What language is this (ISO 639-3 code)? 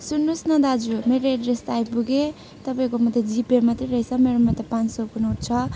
nep